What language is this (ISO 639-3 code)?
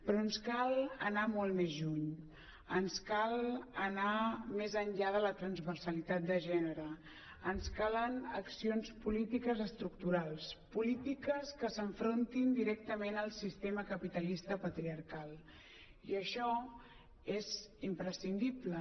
cat